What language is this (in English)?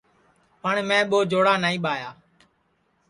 Sansi